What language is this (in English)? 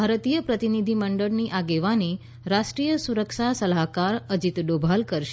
Gujarati